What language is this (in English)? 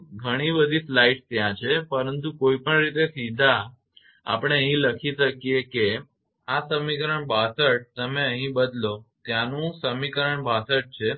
Gujarati